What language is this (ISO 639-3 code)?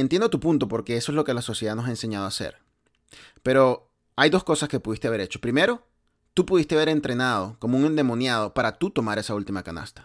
spa